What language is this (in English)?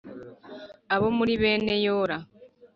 Kinyarwanda